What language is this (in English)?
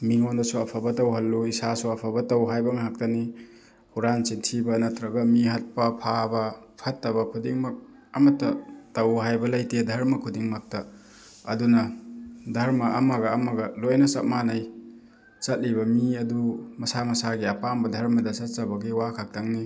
Manipuri